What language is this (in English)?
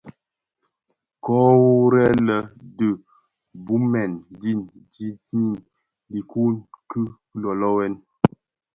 Bafia